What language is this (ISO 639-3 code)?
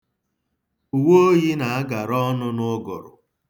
ibo